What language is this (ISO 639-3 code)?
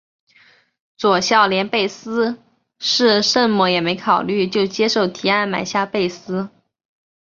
zho